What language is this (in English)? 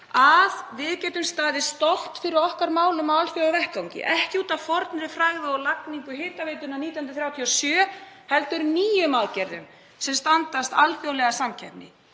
Icelandic